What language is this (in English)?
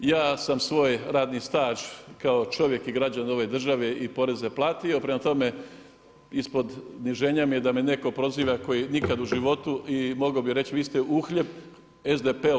Croatian